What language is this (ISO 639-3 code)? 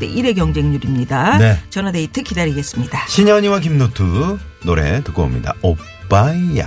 kor